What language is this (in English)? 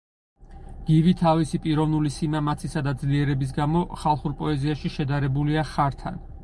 Georgian